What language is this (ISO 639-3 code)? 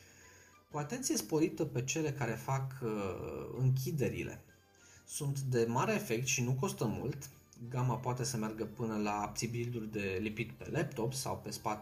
ron